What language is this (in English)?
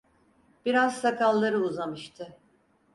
Turkish